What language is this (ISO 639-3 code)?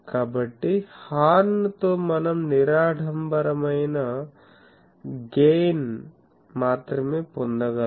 tel